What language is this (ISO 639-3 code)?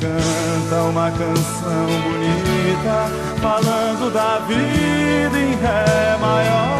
por